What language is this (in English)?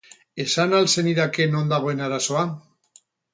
Basque